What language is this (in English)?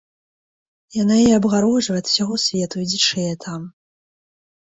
Belarusian